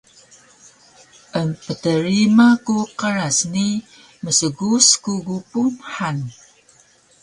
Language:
Taroko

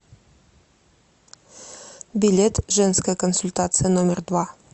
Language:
Russian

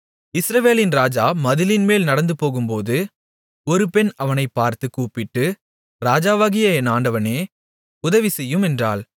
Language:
Tamil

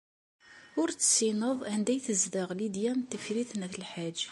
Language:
Kabyle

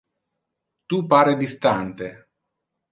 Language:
Interlingua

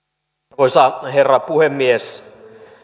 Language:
Finnish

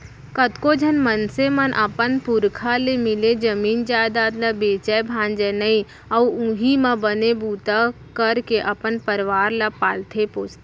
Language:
Chhattisgarhi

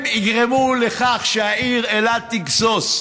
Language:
Hebrew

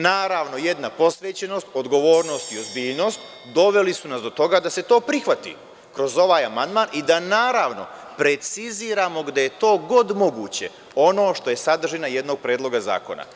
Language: Serbian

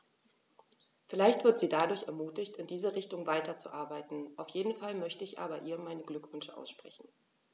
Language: German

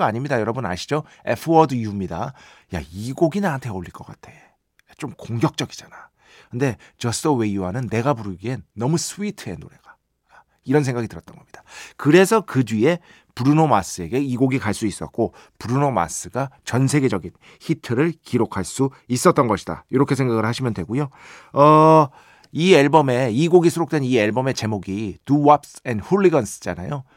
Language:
Korean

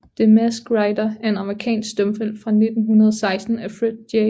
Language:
Danish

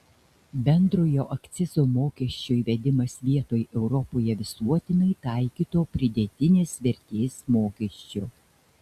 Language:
Lithuanian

